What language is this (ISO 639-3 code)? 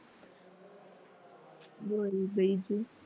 guj